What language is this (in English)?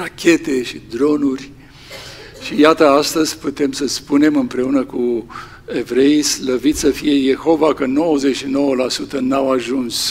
Romanian